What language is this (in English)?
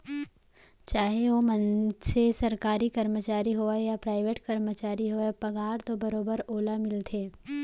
Chhattisgarhi